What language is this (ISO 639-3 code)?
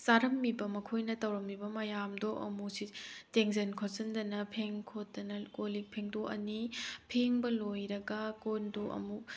mni